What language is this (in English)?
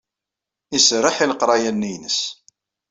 Kabyle